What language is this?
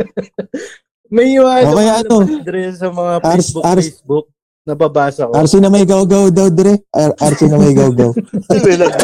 Filipino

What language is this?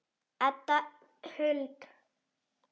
Icelandic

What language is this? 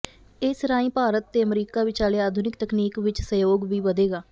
Punjabi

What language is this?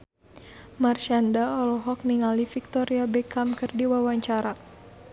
Sundanese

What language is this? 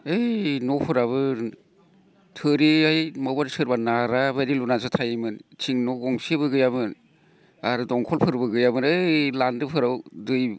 Bodo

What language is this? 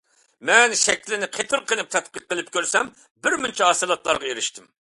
Uyghur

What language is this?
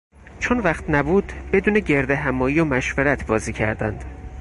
Persian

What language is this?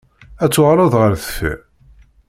Kabyle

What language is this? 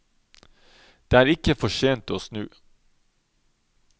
Norwegian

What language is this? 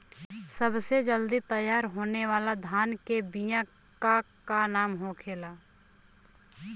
Bhojpuri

